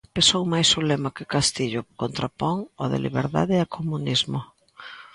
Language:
Galician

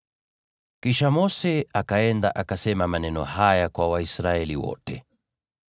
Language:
Swahili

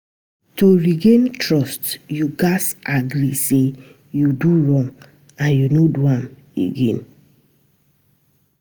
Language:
Nigerian Pidgin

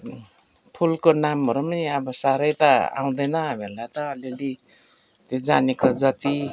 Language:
Nepali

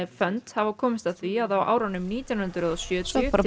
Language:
Icelandic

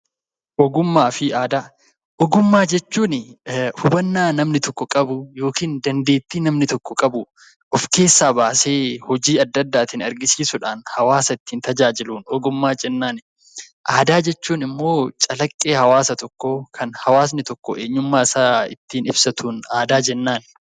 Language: Oromo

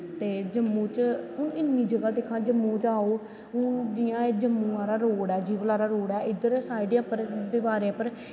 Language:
Dogri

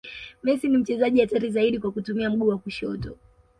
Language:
Swahili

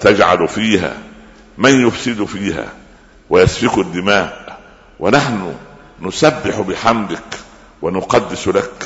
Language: Arabic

